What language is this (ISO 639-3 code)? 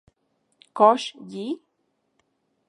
ncx